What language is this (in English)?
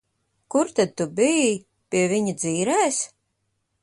Latvian